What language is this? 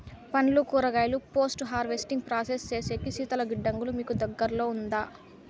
Telugu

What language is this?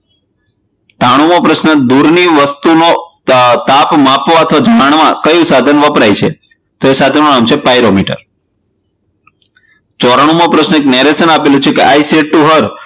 Gujarati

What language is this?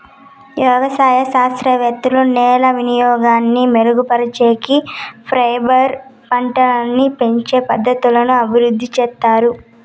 Telugu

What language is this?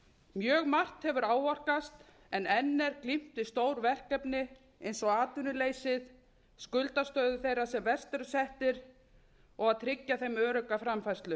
Icelandic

